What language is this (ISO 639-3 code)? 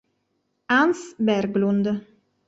ita